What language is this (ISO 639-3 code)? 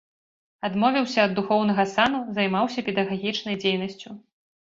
bel